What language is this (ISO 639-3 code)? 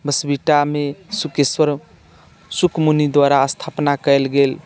mai